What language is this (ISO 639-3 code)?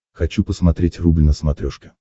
rus